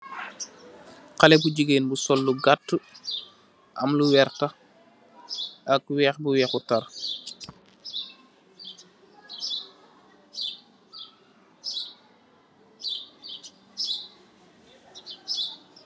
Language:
Wolof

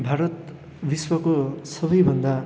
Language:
Nepali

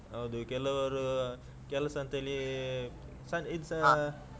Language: Kannada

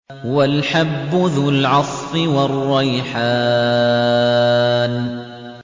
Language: Arabic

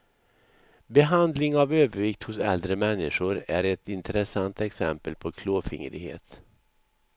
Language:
Swedish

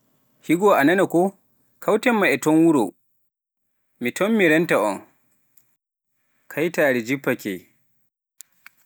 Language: Pular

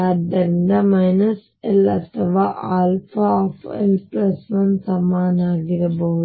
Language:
Kannada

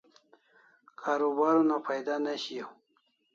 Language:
Kalasha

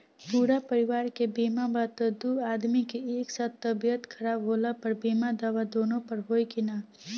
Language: Bhojpuri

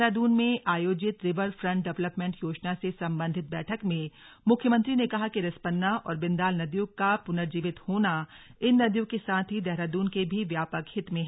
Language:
Hindi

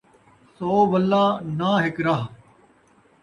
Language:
Saraiki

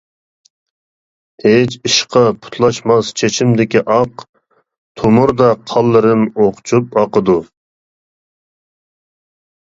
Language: Uyghur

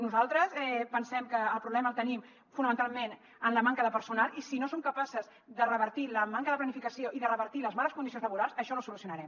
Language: Catalan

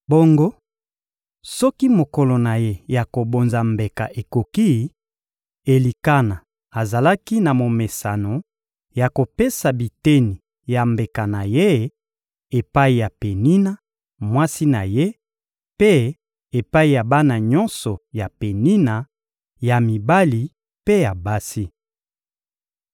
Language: Lingala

